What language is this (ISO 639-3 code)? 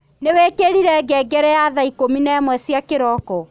kik